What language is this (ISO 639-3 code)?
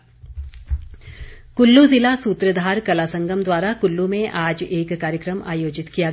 hin